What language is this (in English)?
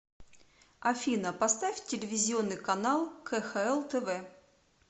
Russian